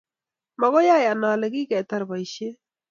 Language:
Kalenjin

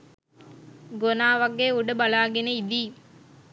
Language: Sinhala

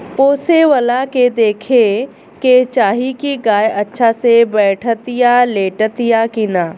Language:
Bhojpuri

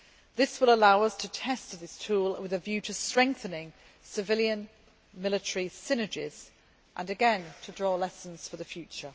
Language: English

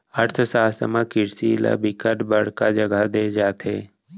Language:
Chhattisgarhi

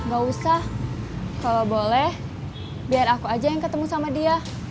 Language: Indonesian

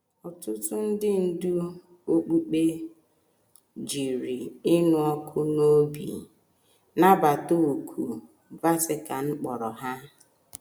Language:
Igbo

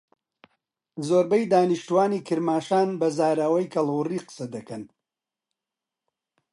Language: Central Kurdish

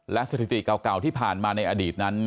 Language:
Thai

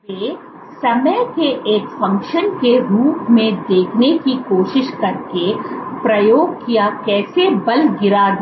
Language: Hindi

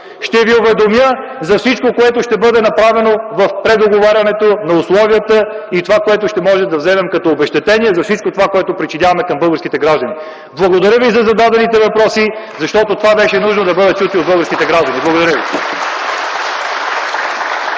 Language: Bulgarian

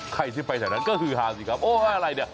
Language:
Thai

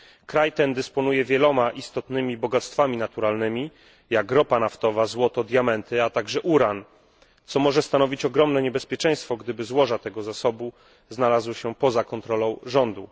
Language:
Polish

